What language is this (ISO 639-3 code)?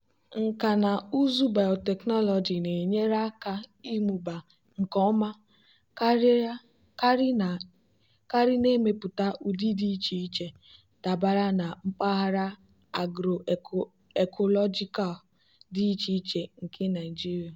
ibo